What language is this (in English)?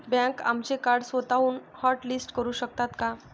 Marathi